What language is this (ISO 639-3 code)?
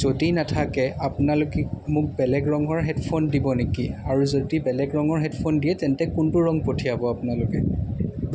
asm